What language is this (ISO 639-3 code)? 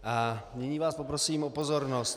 ces